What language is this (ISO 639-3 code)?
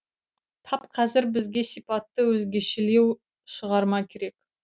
kaz